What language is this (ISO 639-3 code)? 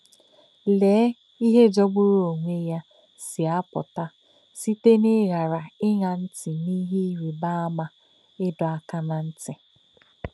ibo